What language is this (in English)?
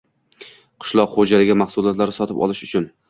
Uzbek